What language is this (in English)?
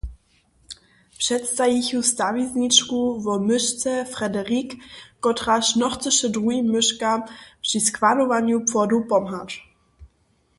Upper Sorbian